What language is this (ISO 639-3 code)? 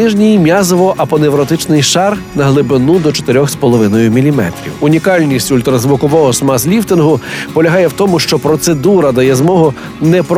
ukr